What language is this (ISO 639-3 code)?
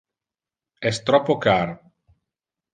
ina